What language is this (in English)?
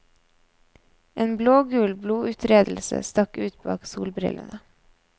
Norwegian